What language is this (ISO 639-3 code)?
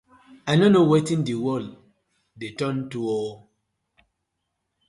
pcm